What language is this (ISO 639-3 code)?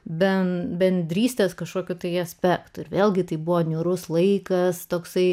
lit